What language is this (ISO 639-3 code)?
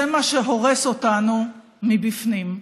heb